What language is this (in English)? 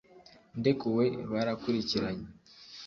Kinyarwanda